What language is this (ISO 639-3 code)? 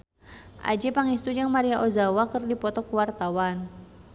sun